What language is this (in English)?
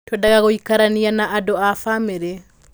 Kikuyu